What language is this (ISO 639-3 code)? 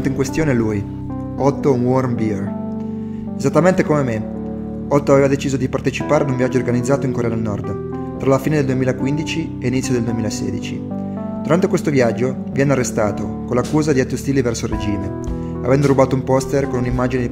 ita